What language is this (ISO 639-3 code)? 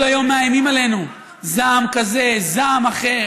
heb